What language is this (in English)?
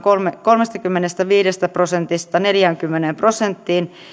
Finnish